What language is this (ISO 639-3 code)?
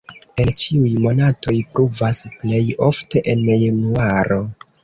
epo